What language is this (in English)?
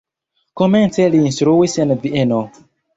Esperanto